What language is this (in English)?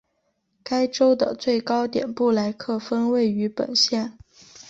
Chinese